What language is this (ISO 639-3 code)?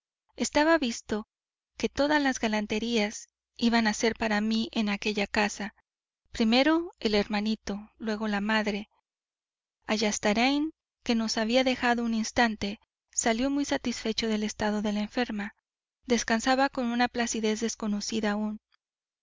spa